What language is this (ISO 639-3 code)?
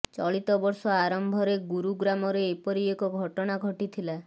ori